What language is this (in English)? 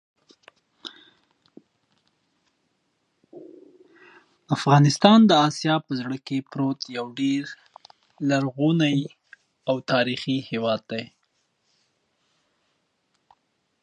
Pashto